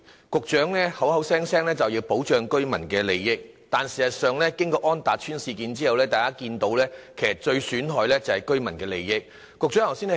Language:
Cantonese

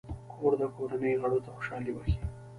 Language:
Pashto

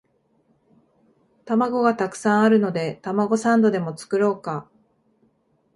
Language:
Japanese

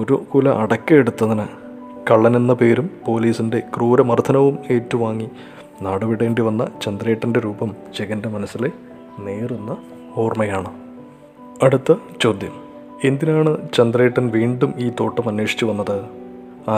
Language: Malayalam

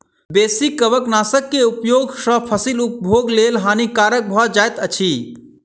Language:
Maithili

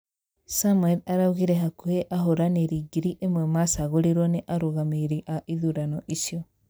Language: Kikuyu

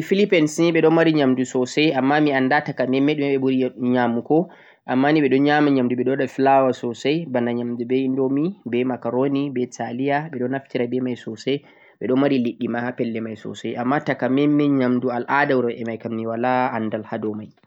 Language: Central-Eastern Niger Fulfulde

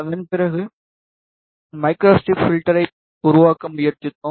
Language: Tamil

